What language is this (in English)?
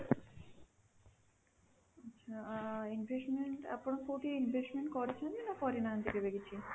Odia